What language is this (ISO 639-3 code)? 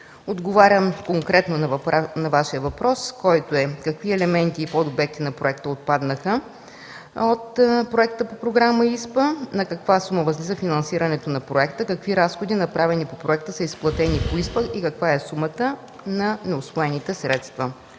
bul